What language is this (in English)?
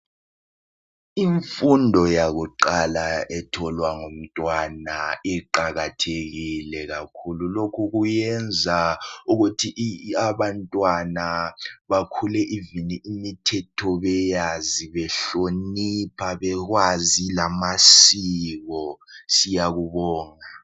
North Ndebele